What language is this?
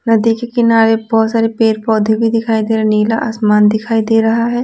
Hindi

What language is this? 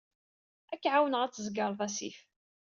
Kabyle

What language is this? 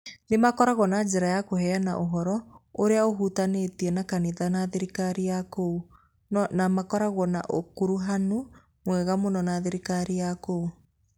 Kikuyu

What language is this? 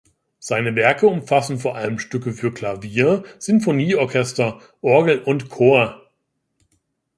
German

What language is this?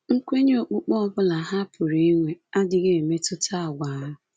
Igbo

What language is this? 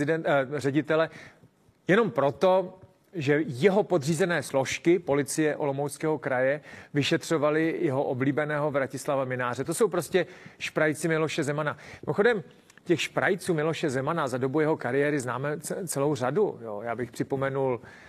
Czech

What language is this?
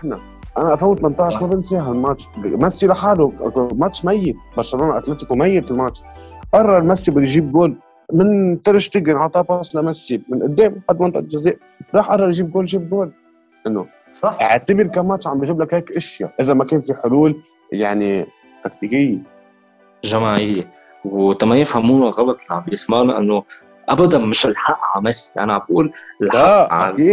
Arabic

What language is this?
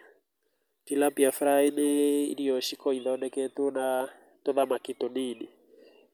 Kikuyu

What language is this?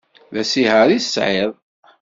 Kabyle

